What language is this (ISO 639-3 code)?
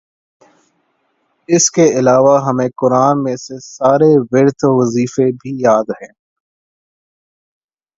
urd